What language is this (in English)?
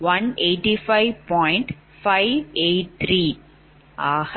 Tamil